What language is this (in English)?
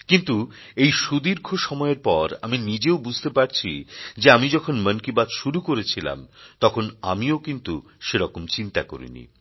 Bangla